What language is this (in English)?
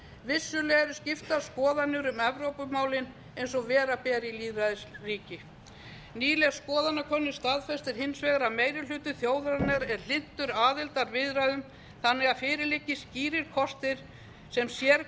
Icelandic